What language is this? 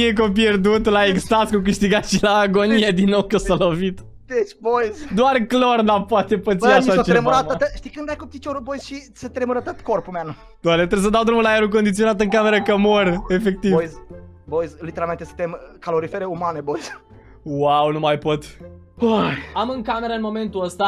Romanian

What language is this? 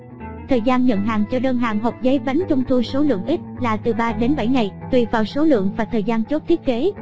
Vietnamese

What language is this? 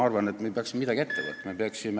Estonian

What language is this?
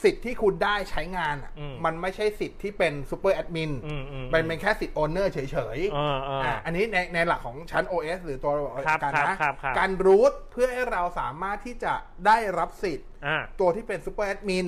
Thai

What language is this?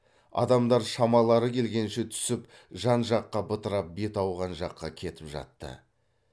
Kazakh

